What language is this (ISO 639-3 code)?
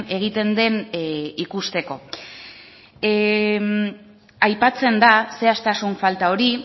eus